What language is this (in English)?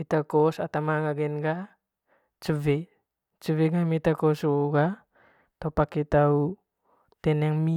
Manggarai